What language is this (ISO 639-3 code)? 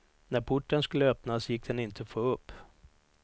swe